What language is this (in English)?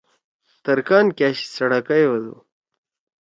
Torwali